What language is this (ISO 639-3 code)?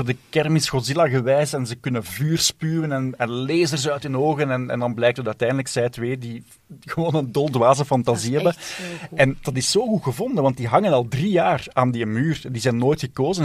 nld